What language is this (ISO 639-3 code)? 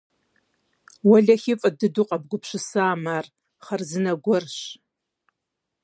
kbd